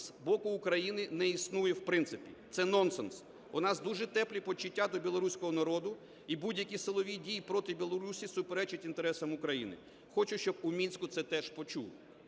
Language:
Ukrainian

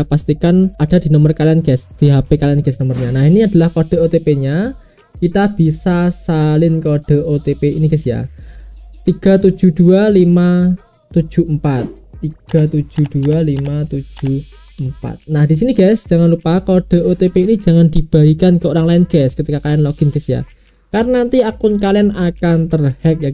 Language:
Indonesian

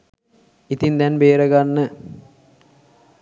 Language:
Sinhala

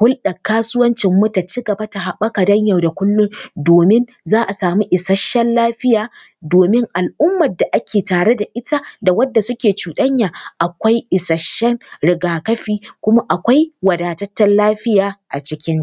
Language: Hausa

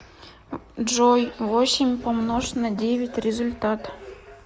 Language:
Russian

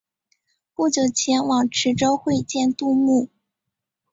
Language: Chinese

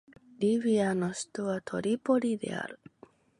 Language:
Japanese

